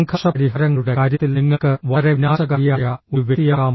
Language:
Malayalam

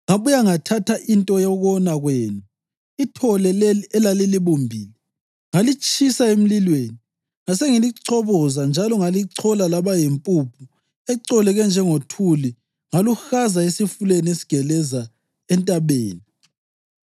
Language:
North Ndebele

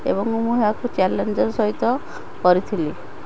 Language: Odia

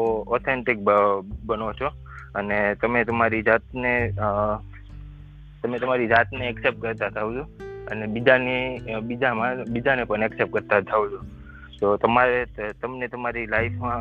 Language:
Gujarati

